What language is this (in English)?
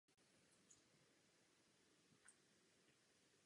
Czech